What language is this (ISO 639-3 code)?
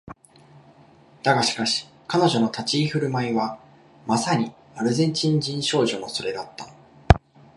jpn